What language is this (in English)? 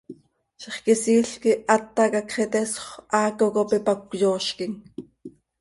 Seri